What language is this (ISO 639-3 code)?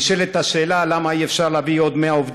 heb